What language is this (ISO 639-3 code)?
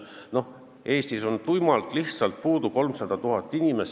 est